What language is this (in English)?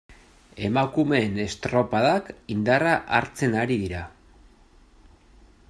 Basque